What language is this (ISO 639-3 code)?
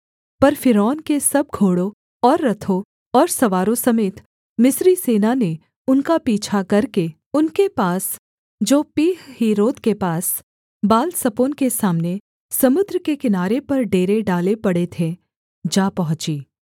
hin